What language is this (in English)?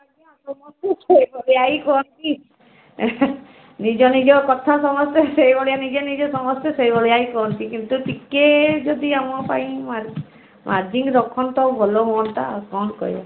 Odia